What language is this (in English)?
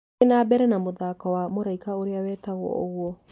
Kikuyu